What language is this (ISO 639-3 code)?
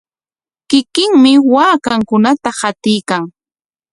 qwa